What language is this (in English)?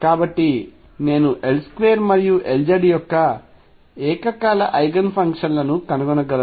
Telugu